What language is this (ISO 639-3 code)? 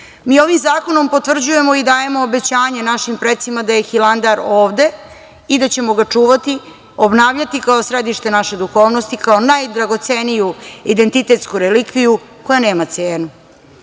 srp